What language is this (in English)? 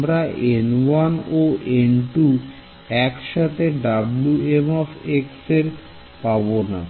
Bangla